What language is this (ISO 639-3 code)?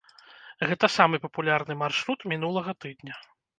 bel